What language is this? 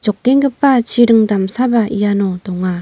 Garo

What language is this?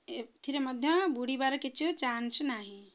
Odia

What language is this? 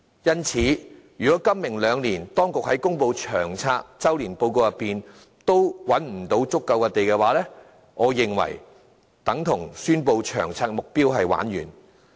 Cantonese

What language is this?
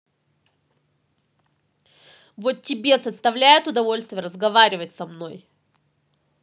Russian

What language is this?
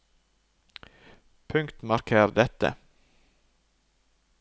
Norwegian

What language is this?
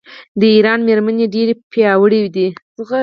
Pashto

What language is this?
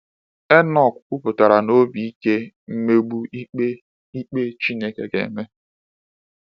Igbo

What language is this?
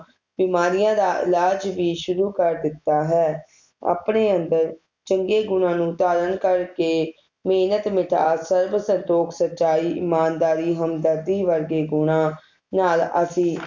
Punjabi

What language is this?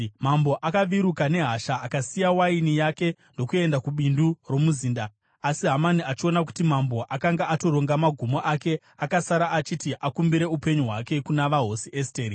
Shona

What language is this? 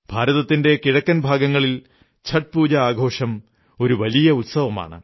Malayalam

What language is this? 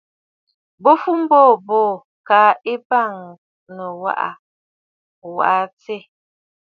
Bafut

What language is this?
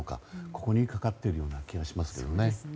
Japanese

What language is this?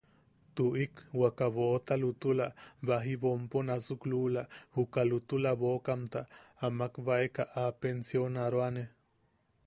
Yaqui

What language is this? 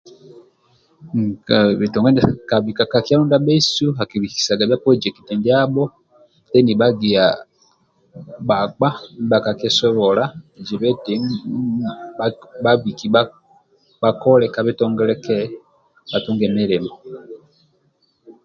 Amba (Uganda)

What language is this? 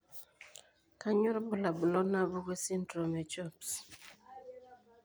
Masai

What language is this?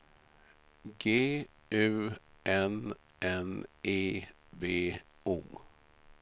Swedish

